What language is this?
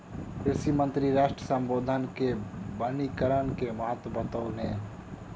Maithili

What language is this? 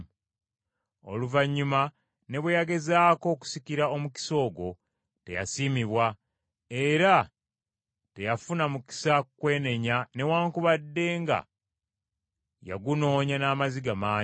Ganda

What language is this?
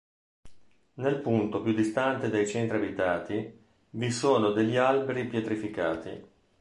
Italian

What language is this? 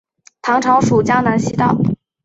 Chinese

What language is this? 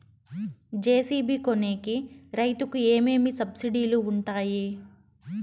Telugu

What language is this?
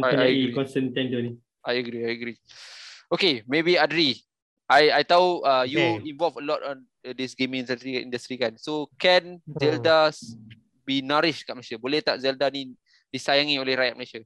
Malay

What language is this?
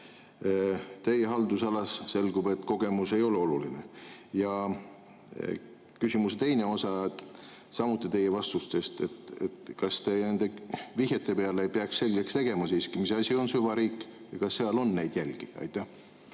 Estonian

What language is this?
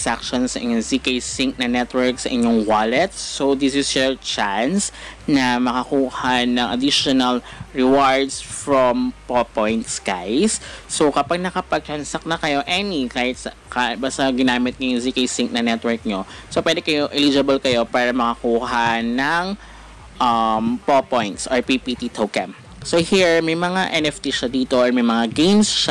Filipino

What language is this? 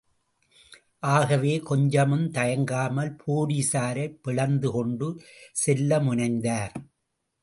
Tamil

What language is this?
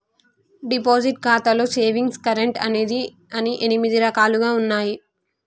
Telugu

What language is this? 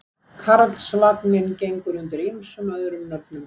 Icelandic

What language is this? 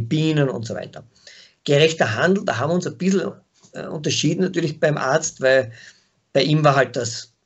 German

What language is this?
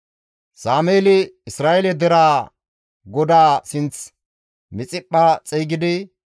Gamo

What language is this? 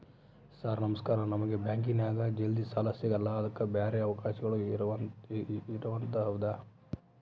Kannada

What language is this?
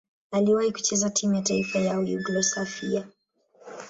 Swahili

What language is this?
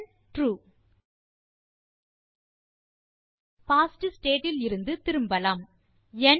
Tamil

